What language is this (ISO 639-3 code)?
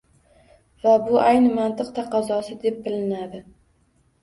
uzb